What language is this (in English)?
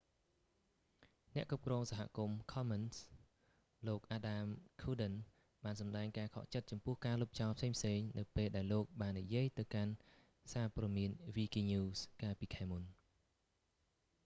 Khmer